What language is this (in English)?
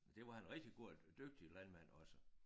Danish